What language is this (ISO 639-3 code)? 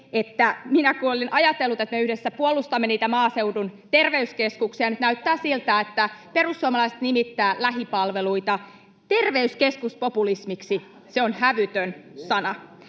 fin